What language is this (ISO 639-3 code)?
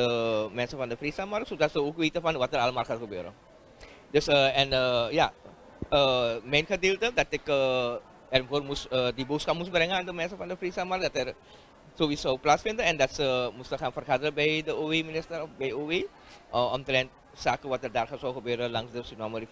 nld